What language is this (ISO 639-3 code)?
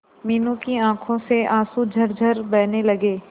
hin